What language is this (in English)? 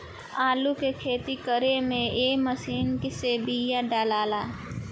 Bhojpuri